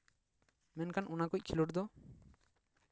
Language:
Santali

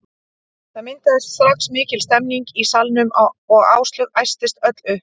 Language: Icelandic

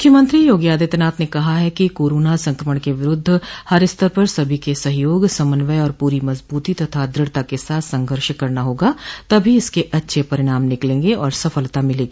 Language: Hindi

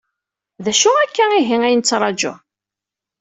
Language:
Kabyle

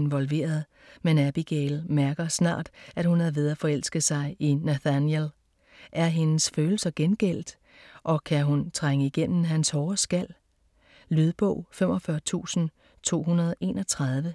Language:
Danish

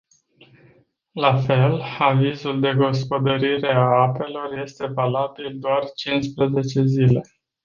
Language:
Romanian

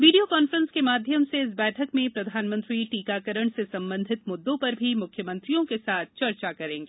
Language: Hindi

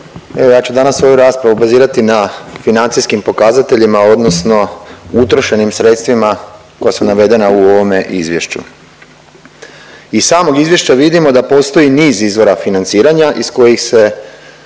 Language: Croatian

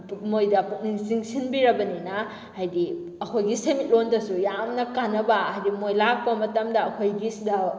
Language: Manipuri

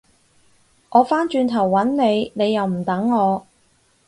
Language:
Cantonese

